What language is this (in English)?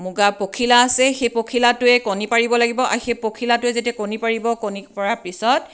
Assamese